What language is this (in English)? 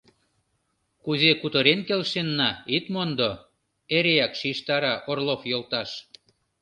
Mari